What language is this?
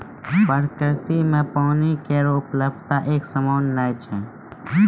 Maithili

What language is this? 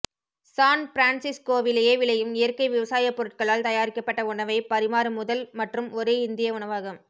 Tamil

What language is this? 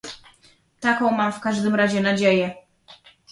Polish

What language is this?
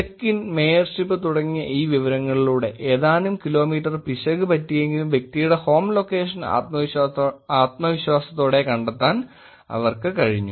Malayalam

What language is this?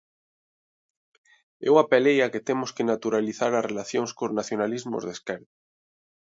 Galician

